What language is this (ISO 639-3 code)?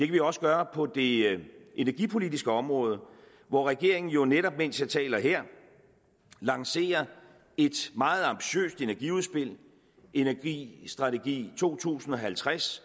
dan